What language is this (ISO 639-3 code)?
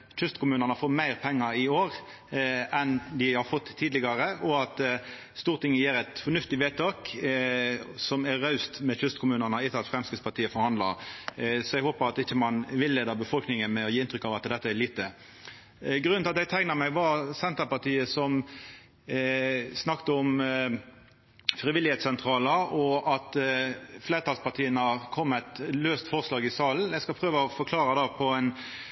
nno